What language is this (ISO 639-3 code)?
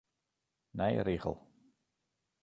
fry